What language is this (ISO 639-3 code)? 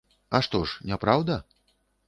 bel